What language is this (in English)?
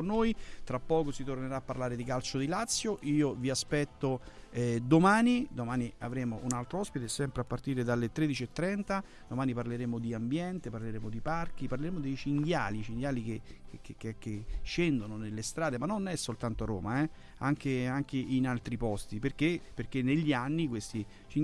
Italian